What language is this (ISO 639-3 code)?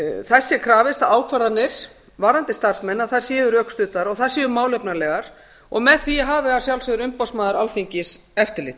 isl